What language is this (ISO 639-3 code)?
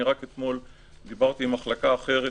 heb